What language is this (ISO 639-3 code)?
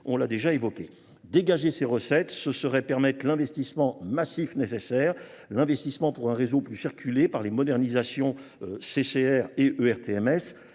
fra